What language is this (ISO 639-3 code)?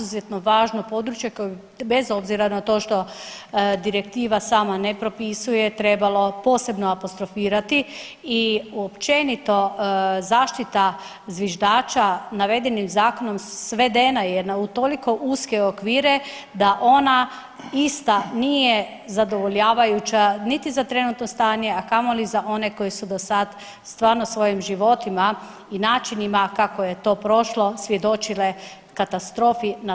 hrv